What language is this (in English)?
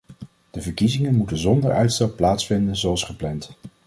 Dutch